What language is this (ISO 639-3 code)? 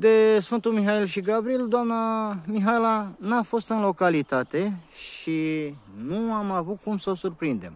ron